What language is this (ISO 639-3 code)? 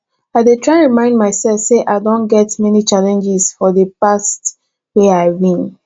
pcm